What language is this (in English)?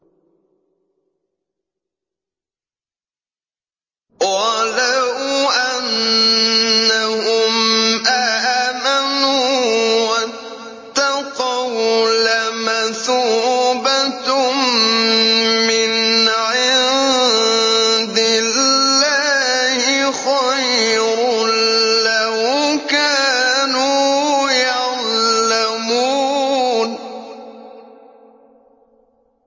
Arabic